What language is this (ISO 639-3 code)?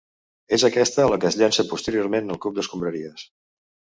cat